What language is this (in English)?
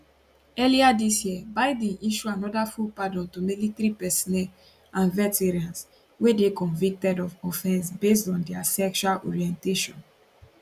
Nigerian Pidgin